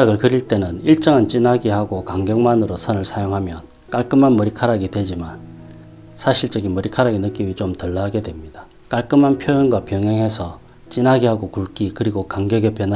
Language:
Korean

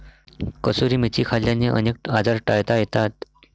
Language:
Marathi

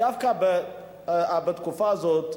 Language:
Hebrew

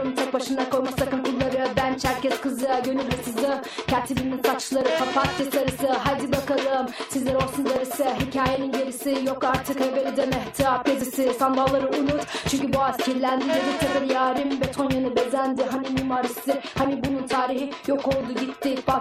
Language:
Turkish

